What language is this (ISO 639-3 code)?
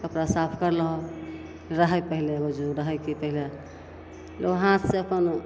mai